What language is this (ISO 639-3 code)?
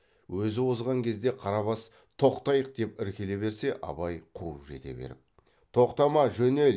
kaz